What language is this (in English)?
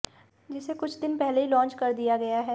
Hindi